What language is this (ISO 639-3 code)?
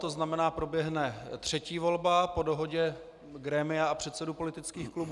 ces